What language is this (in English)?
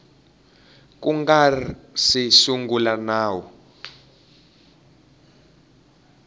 Tsonga